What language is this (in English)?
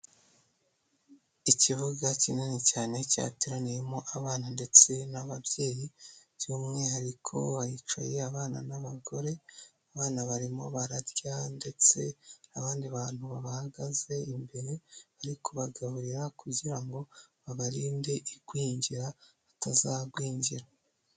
Kinyarwanda